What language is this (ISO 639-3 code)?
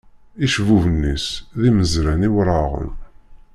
kab